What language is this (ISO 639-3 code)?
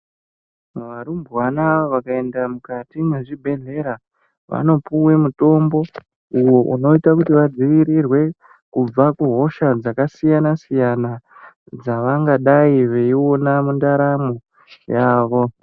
ndc